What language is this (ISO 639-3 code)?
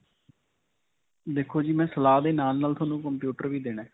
pan